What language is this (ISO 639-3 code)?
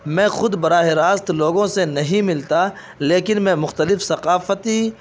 urd